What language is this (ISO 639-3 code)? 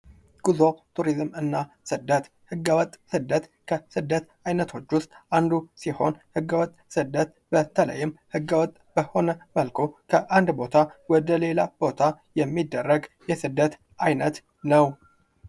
amh